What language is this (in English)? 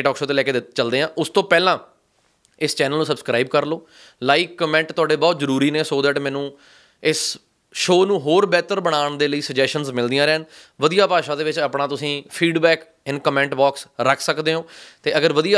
Punjabi